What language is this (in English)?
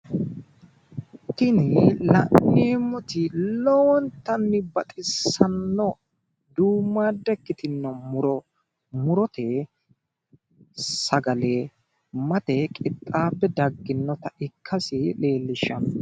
Sidamo